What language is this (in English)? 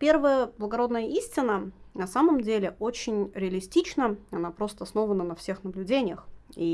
Russian